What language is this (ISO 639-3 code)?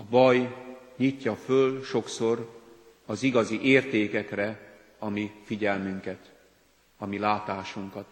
hun